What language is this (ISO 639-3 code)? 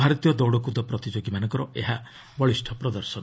ori